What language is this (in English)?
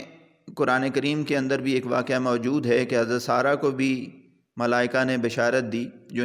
Urdu